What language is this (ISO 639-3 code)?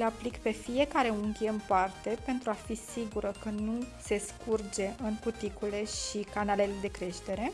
ron